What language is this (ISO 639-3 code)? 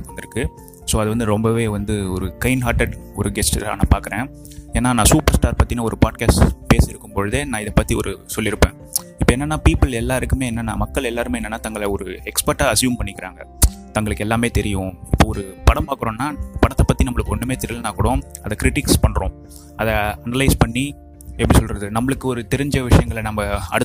tam